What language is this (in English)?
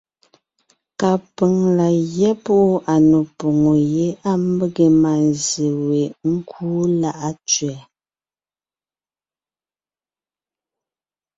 Ngiemboon